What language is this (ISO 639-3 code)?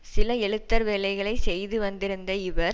tam